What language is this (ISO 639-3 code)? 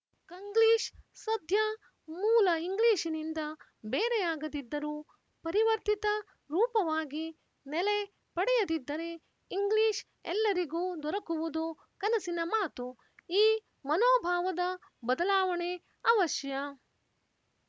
kan